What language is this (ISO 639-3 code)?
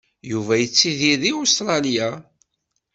kab